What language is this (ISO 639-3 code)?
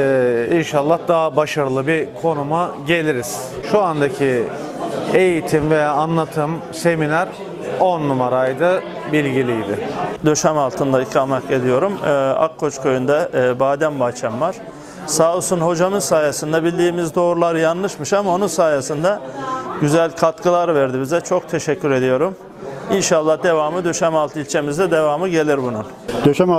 tur